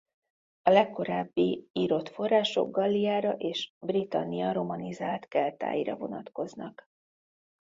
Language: Hungarian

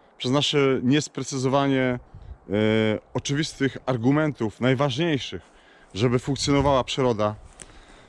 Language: Polish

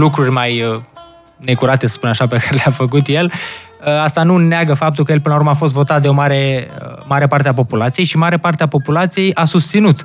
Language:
Romanian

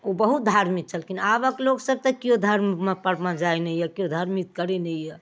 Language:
Maithili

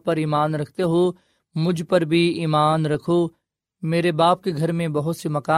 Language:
Urdu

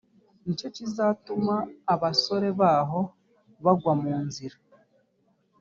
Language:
Kinyarwanda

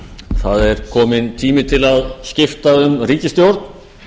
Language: Icelandic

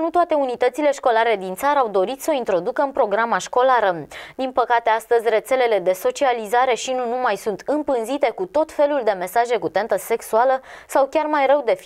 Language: Romanian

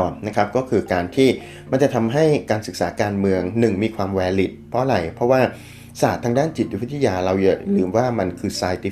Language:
Thai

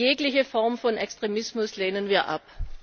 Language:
German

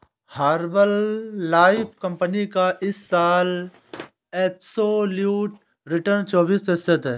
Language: Hindi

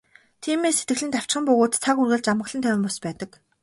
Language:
Mongolian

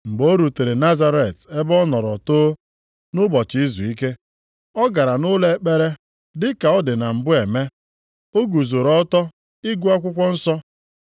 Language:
Igbo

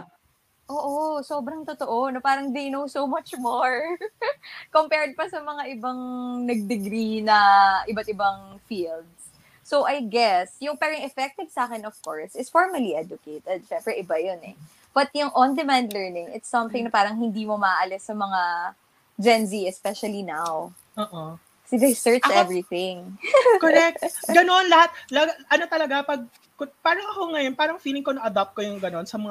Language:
Filipino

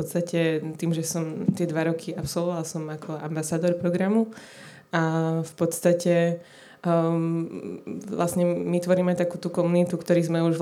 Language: Slovak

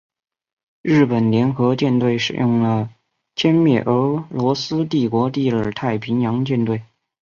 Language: Chinese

